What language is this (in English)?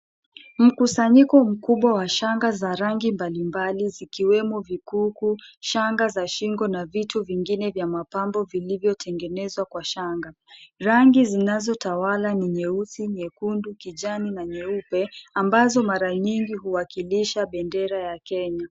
Swahili